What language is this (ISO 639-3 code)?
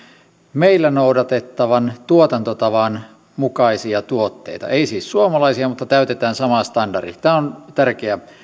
fin